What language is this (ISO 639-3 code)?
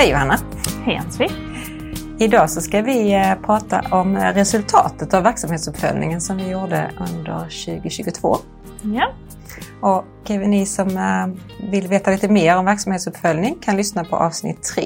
swe